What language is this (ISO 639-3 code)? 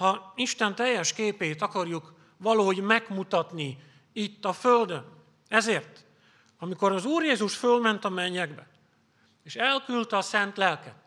hun